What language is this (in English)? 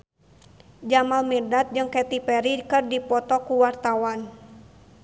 Sundanese